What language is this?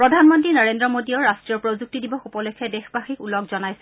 Assamese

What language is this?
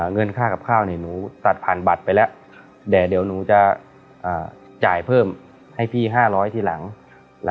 Thai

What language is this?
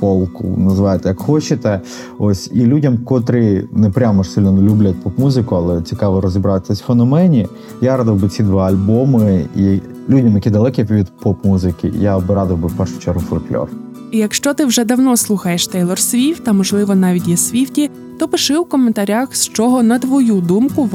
Ukrainian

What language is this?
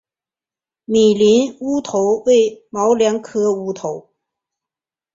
Chinese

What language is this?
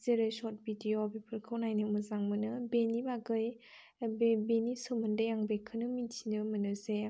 Bodo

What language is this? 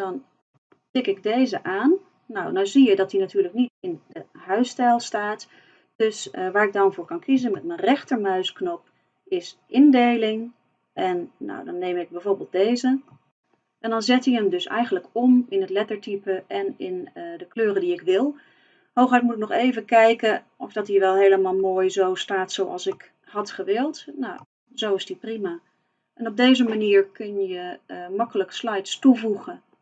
Dutch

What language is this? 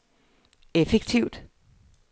Danish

